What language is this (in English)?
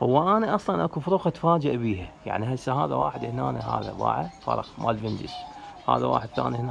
Arabic